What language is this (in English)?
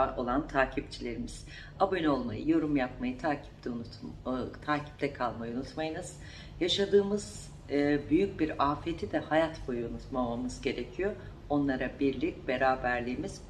Turkish